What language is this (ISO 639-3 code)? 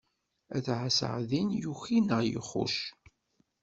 kab